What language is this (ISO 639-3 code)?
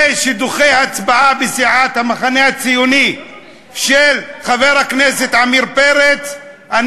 heb